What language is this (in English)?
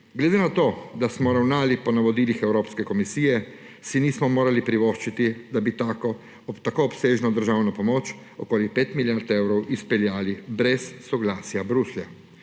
Slovenian